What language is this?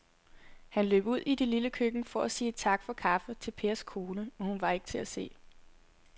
Danish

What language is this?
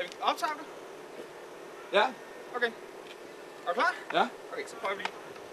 Danish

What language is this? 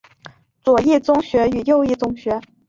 Chinese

